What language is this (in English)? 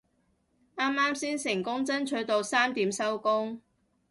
Cantonese